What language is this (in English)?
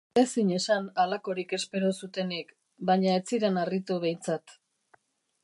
Basque